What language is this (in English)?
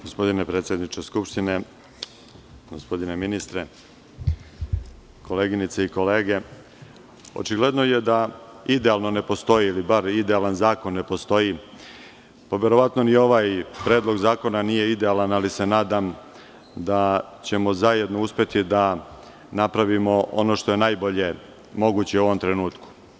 Serbian